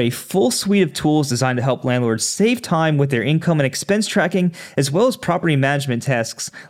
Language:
English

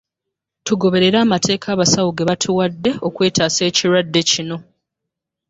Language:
Ganda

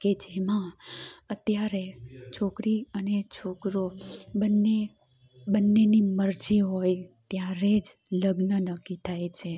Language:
Gujarati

